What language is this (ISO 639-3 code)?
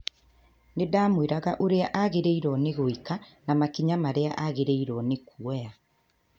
kik